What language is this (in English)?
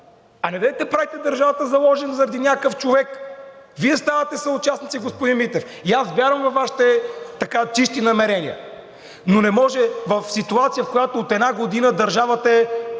Bulgarian